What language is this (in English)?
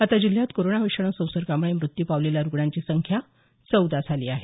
Marathi